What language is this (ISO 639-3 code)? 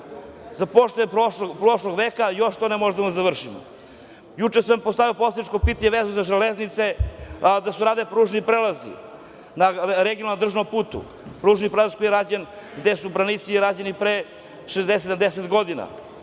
srp